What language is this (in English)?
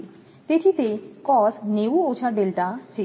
Gujarati